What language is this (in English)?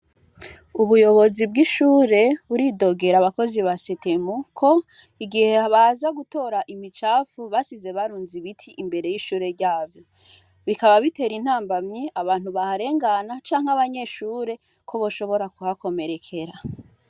Rundi